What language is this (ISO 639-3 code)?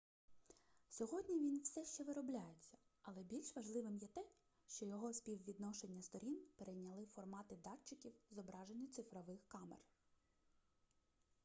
ukr